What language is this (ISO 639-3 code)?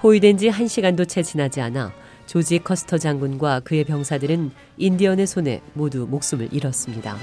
kor